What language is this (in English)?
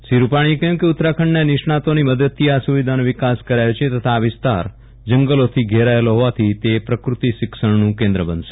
Gujarati